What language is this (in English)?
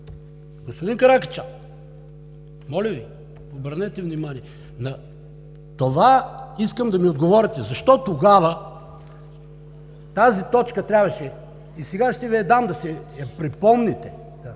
Bulgarian